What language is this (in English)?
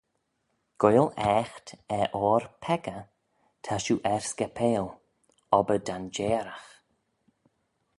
Manx